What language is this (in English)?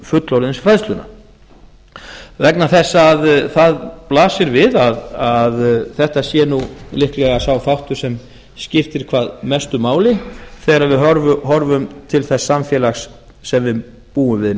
Icelandic